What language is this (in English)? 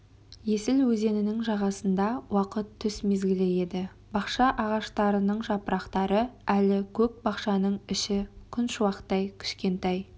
Kazakh